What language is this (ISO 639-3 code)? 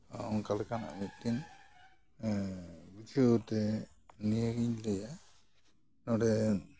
sat